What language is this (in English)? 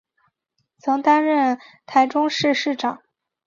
Chinese